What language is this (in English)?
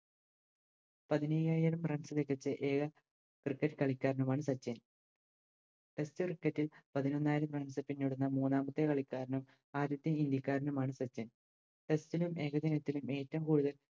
Malayalam